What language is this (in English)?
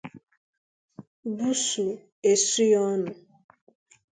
Igbo